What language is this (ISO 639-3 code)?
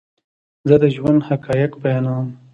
pus